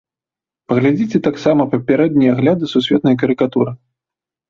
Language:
Belarusian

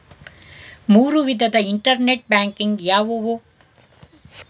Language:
Kannada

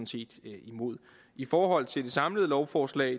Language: Danish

